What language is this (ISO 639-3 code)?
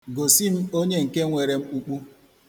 ibo